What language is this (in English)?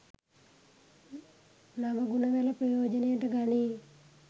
Sinhala